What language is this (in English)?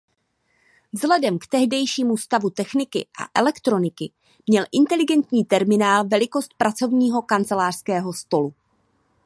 Czech